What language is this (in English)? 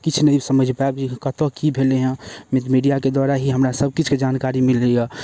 Maithili